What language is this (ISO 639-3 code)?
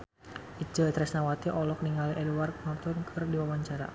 sun